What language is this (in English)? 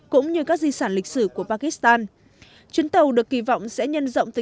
Vietnamese